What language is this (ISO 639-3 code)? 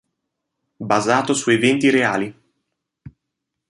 ita